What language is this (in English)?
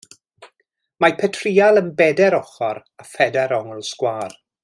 Welsh